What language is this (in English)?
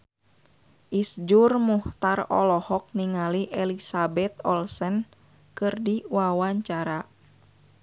Sundanese